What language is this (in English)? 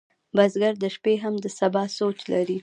Pashto